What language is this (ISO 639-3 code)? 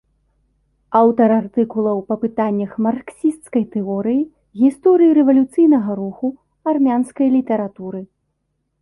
bel